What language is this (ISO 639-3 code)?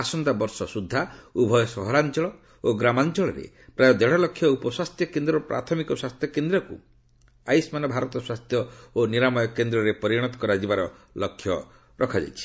ori